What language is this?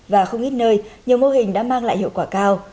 Vietnamese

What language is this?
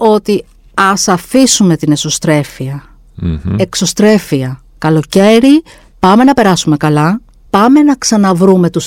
Greek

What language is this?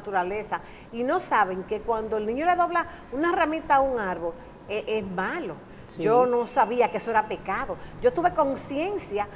Spanish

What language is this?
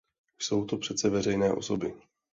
Czech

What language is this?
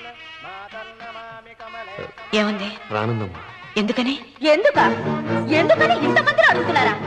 Telugu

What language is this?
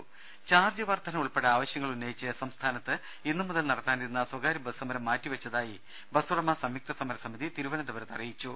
Malayalam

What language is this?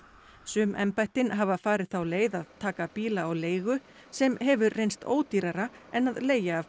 Icelandic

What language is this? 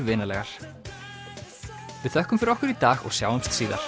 Icelandic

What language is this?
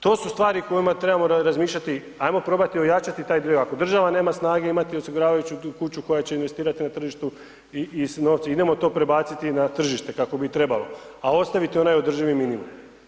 Croatian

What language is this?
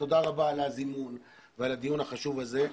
Hebrew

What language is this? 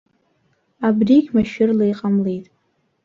Abkhazian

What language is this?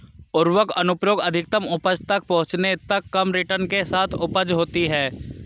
Hindi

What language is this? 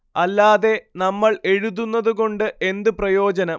Malayalam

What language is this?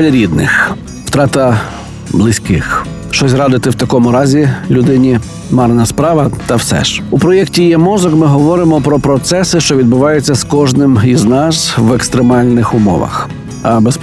Ukrainian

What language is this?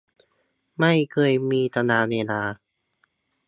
Thai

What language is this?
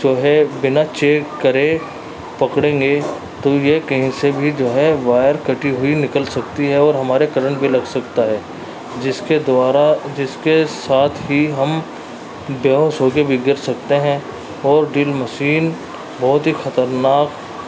Urdu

